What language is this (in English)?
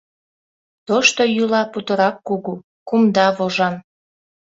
Mari